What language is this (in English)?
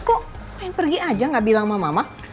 Indonesian